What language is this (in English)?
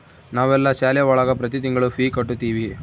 Kannada